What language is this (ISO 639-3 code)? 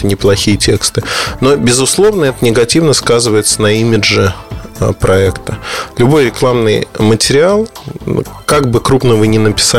rus